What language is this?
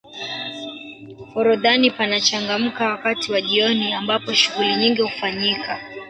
Swahili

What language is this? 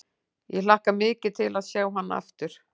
Icelandic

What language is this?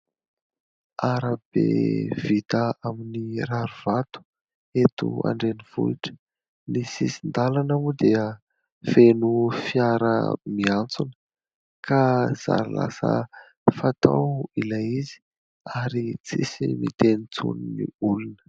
Malagasy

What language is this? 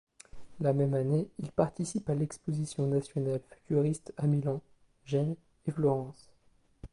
French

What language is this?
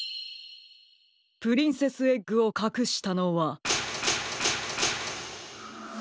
Japanese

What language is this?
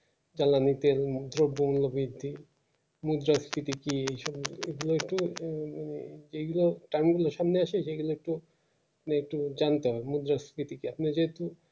Bangla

